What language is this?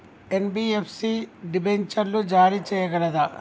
Telugu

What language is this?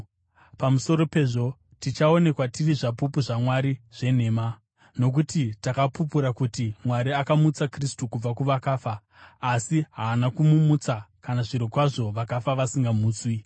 Shona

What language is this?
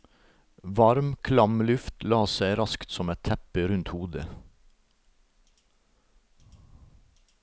Norwegian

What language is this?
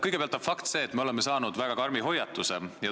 Estonian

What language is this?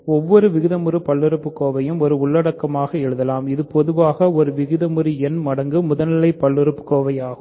Tamil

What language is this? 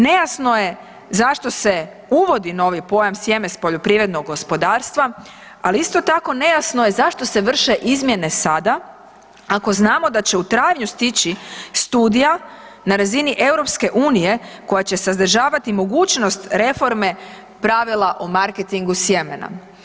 Croatian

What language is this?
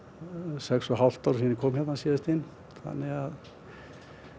Icelandic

